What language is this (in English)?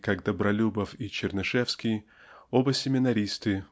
Russian